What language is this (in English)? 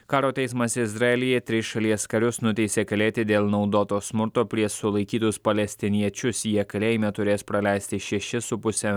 Lithuanian